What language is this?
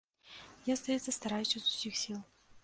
Belarusian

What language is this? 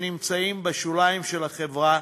Hebrew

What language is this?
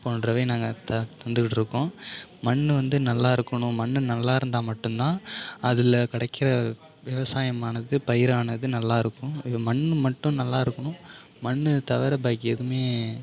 Tamil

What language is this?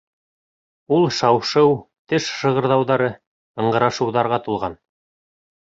Bashkir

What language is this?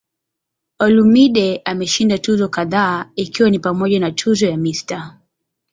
Swahili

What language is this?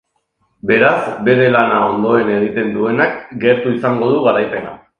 Basque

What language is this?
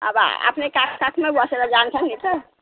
Nepali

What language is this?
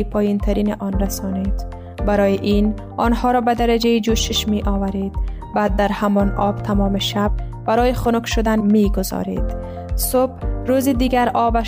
Persian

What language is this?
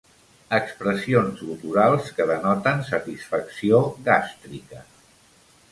Catalan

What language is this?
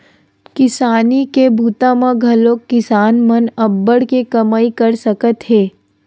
Chhattisgarhi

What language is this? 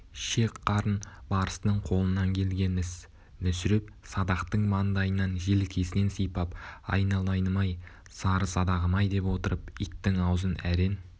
Kazakh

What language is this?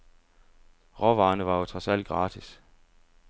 Danish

